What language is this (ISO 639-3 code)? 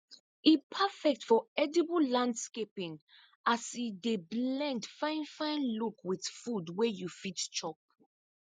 pcm